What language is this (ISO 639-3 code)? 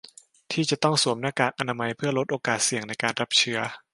tha